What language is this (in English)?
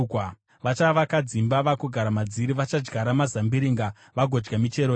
Shona